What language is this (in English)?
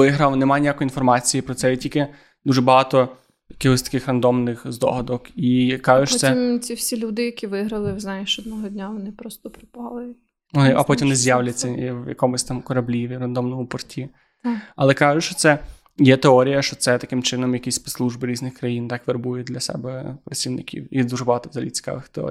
Ukrainian